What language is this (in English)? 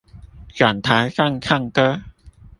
Chinese